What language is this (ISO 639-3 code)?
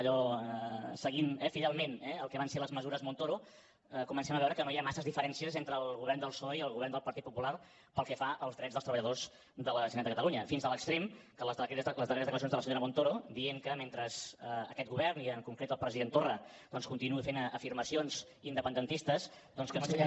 cat